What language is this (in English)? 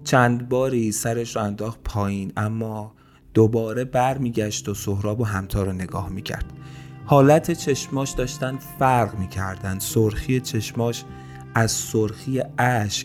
Persian